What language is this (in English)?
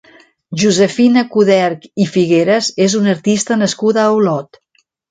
Catalan